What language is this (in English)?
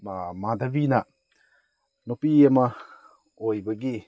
Manipuri